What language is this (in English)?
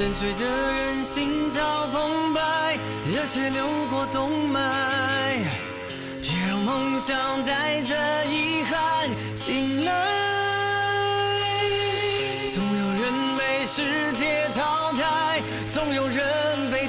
Turkish